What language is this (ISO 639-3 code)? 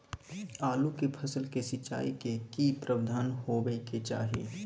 mai